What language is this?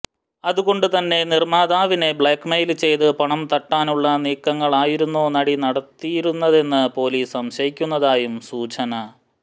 Malayalam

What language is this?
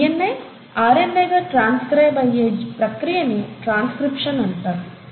Telugu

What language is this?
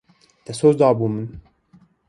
Kurdish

